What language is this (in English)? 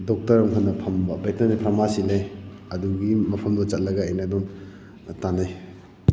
Manipuri